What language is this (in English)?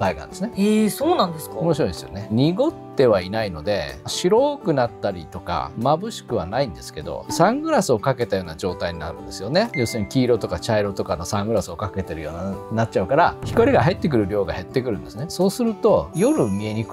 Japanese